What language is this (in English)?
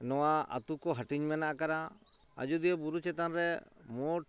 Santali